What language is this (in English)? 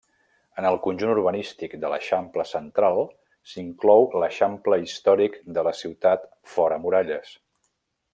Catalan